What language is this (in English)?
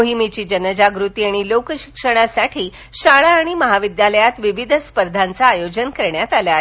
Marathi